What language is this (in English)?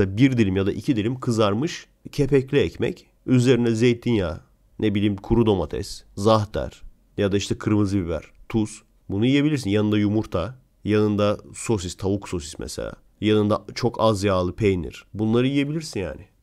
Turkish